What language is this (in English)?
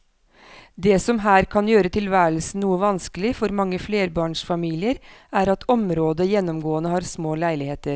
Norwegian